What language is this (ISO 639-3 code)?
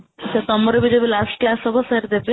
ori